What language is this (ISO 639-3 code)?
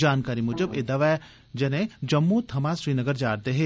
doi